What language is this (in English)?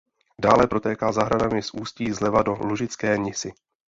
Czech